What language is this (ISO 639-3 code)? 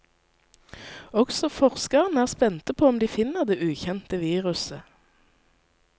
nor